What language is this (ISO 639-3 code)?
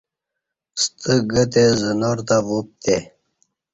bsh